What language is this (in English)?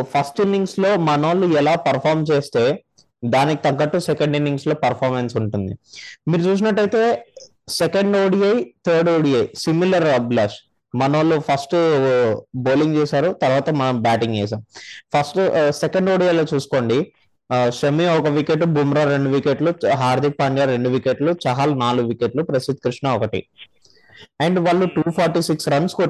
Telugu